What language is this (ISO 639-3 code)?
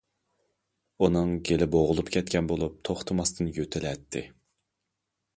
uig